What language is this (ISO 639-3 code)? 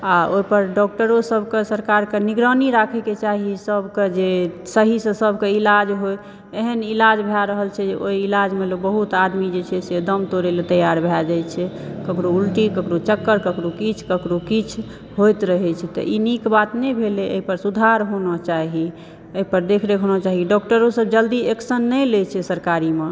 mai